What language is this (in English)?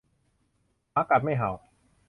Thai